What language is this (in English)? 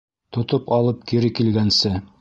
Bashkir